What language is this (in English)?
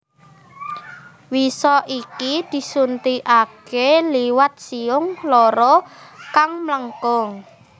Javanese